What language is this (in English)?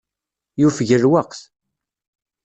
Kabyle